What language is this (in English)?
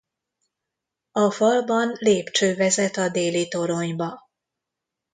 Hungarian